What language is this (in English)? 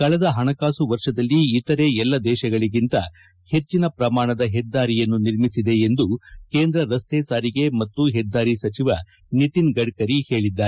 Kannada